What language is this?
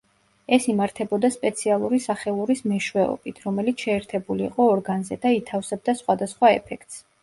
Georgian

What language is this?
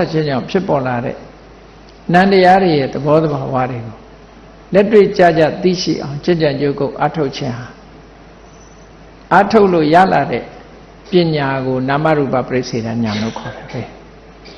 Vietnamese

